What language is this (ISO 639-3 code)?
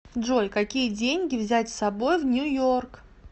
rus